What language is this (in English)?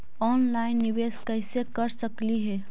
Magahi